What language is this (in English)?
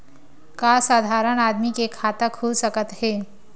Chhattisgarhi